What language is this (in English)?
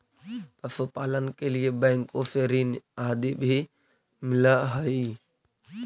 Magahi